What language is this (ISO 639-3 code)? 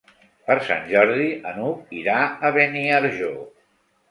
cat